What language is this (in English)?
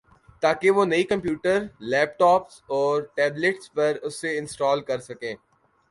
Urdu